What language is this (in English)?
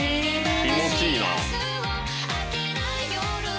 Japanese